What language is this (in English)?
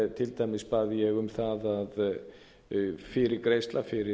Icelandic